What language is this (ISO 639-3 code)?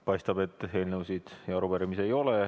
est